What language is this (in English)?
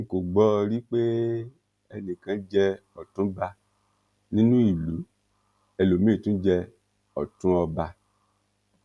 Yoruba